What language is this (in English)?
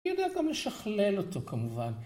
Hebrew